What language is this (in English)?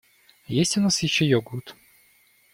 Russian